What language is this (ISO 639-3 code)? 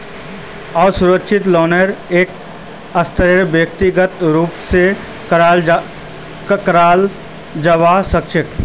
mag